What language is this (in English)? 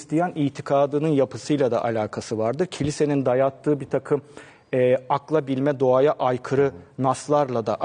Turkish